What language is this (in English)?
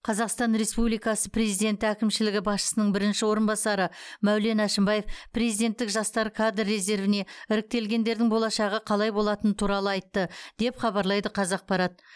Kazakh